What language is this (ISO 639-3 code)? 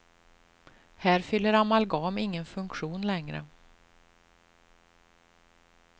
swe